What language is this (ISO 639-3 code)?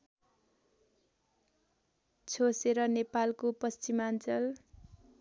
nep